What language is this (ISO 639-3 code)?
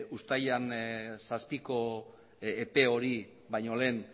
eus